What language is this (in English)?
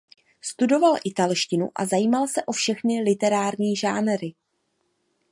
Czech